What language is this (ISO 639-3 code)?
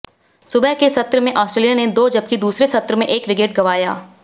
hin